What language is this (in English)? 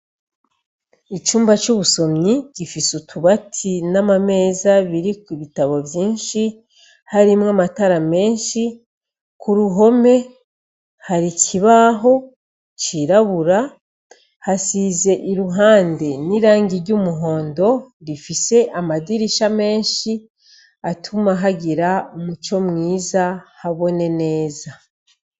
Rundi